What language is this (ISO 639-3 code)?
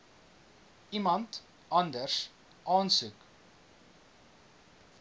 afr